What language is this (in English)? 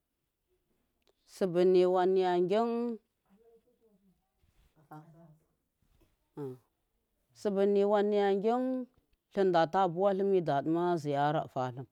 Miya